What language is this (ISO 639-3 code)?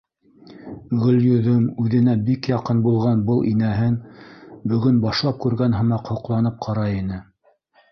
bak